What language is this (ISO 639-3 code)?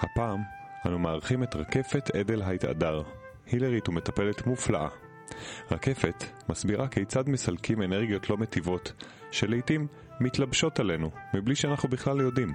heb